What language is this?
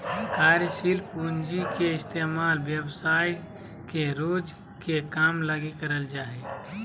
Magahi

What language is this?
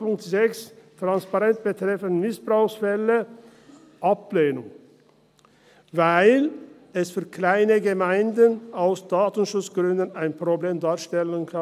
Swiss German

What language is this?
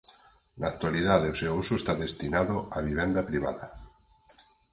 Galician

